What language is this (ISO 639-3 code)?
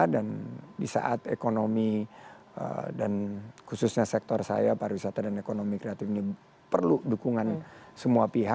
ind